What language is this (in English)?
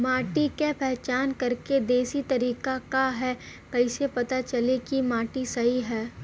Bhojpuri